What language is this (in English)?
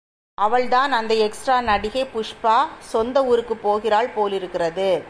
Tamil